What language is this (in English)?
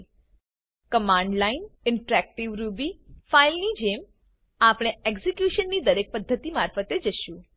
Gujarati